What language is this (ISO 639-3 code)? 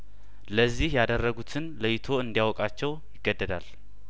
amh